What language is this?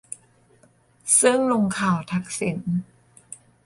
Thai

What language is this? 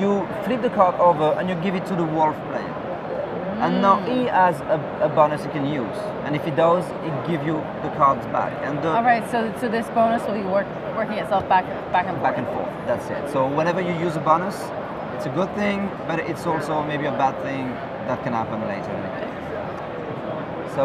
English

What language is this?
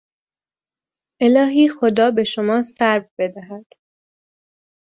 Persian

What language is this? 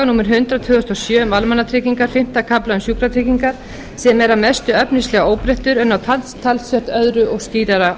Icelandic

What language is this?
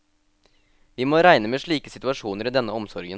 Norwegian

